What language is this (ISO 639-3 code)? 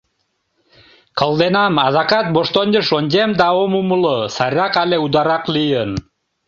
chm